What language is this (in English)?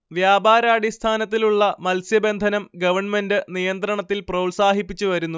Malayalam